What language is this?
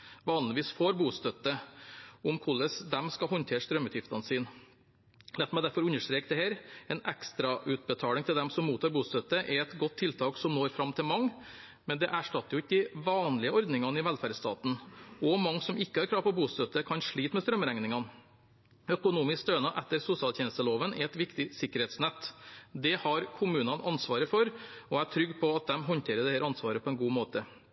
Norwegian Bokmål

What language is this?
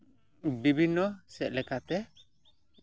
Santali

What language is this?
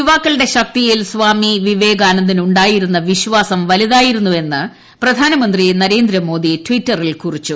Malayalam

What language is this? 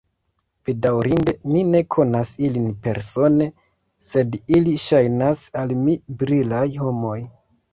Esperanto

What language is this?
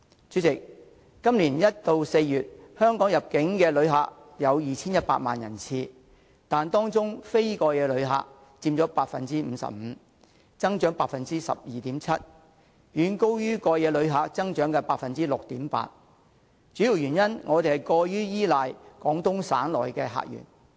Cantonese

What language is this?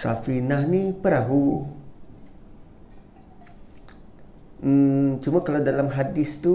Malay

